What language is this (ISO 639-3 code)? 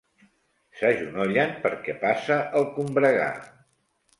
cat